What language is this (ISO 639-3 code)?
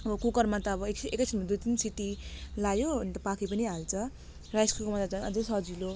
nep